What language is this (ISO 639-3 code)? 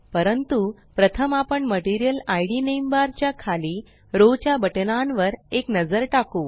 mar